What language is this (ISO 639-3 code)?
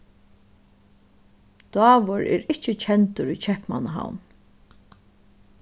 fao